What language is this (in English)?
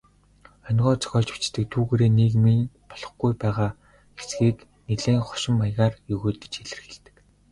Mongolian